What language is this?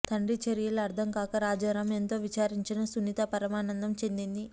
Telugu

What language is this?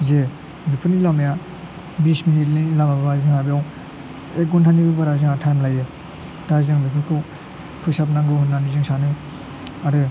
Bodo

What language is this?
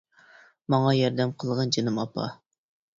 Uyghur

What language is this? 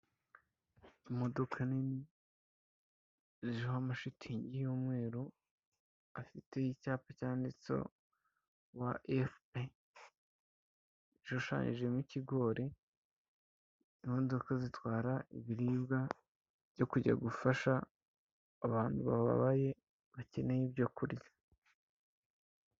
Kinyarwanda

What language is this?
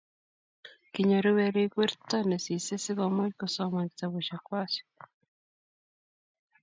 Kalenjin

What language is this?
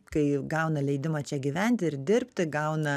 Lithuanian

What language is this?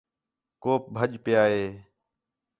Khetrani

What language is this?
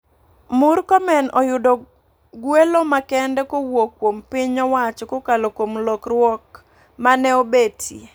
Luo (Kenya and Tanzania)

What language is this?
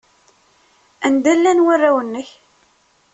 Kabyle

